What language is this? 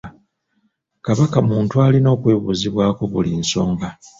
Ganda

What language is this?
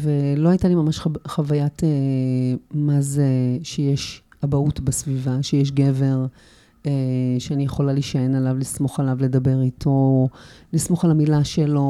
Hebrew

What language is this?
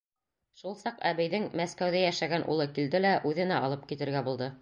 Bashkir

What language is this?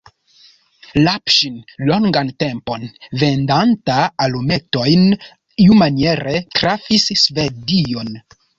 Esperanto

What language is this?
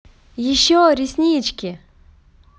Russian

